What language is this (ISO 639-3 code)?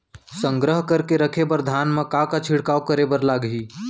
hne